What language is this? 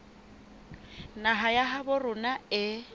Southern Sotho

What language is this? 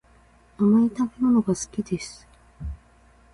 Japanese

